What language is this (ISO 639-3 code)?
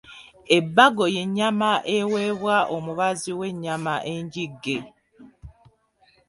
lug